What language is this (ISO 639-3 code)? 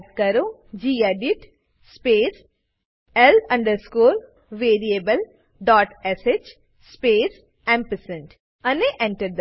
guj